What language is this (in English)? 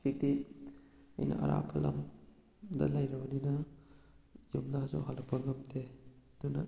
Manipuri